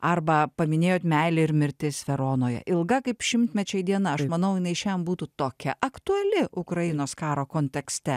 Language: Lithuanian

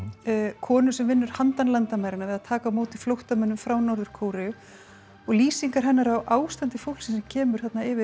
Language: Icelandic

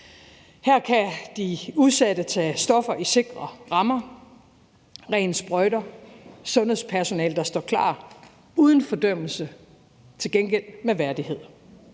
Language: Danish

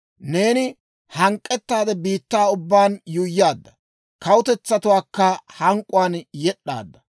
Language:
Dawro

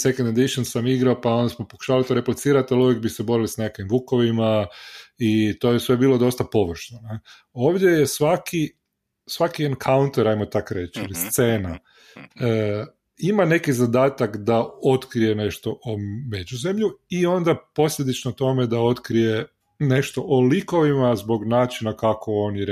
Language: Croatian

